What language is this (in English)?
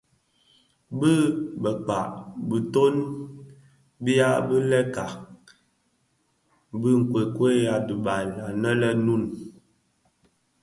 Bafia